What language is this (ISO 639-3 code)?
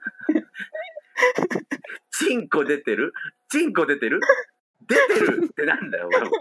jpn